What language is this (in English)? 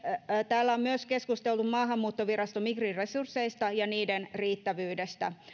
Finnish